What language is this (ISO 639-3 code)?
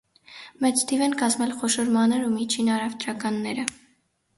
hye